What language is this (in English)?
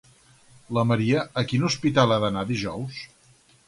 Catalan